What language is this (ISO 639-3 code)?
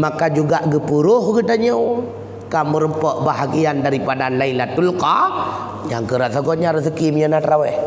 msa